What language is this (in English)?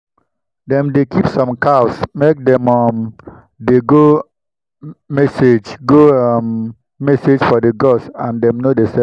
Nigerian Pidgin